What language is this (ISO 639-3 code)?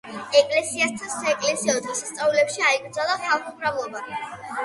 kat